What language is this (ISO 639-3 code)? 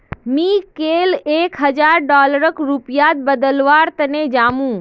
mag